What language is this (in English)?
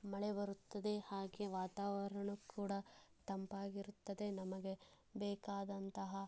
Kannada